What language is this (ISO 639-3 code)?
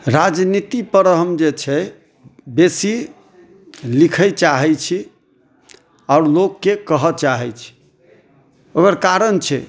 mai